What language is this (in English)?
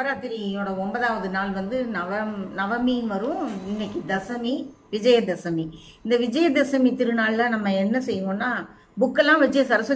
Arabic